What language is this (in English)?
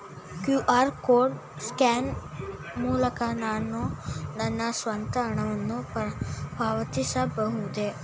Kannada